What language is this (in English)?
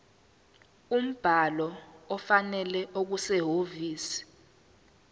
Zulu